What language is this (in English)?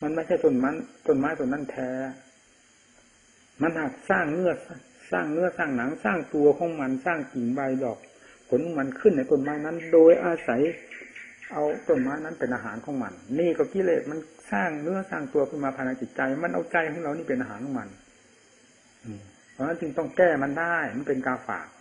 Thai